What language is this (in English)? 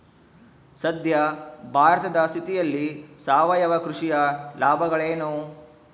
Kannada